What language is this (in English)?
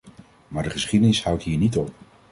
Dutch